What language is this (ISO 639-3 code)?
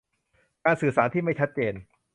tha